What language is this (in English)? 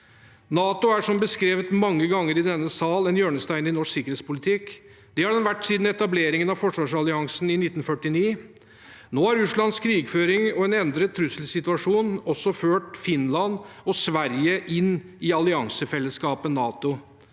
Norwegian